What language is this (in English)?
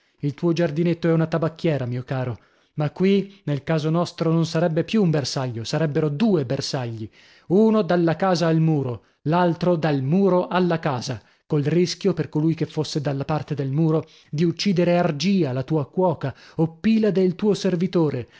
Italian